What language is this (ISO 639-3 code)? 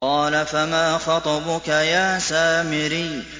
ara